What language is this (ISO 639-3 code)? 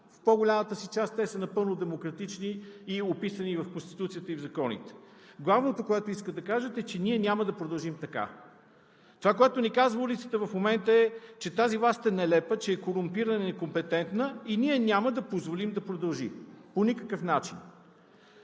bul